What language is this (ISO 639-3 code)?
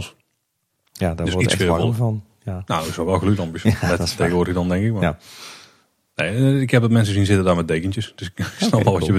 nld